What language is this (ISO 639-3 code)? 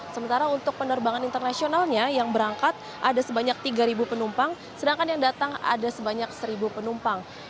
ind